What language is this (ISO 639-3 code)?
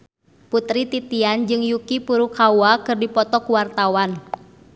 sun